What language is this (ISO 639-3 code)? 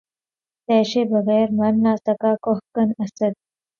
urd